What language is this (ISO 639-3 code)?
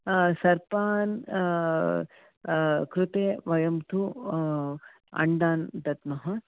san